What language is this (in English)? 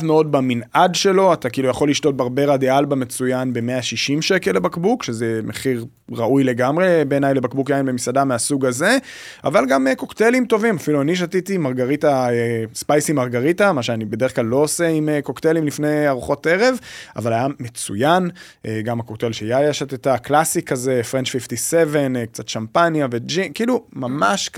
Hebrew